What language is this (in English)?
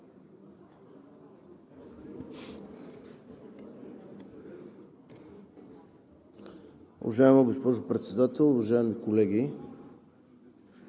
Bulgarian